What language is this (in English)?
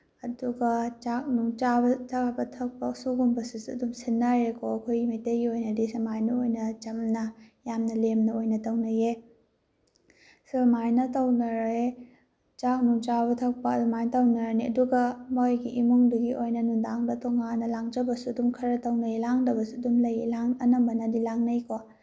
Manipuri